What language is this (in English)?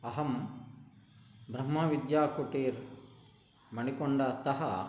Sanskrit